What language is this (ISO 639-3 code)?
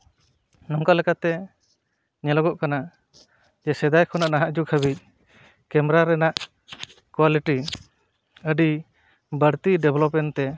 sat